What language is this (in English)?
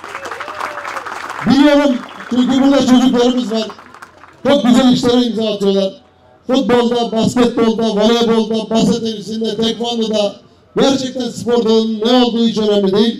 Turkish